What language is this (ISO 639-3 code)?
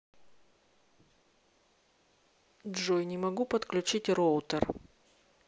rus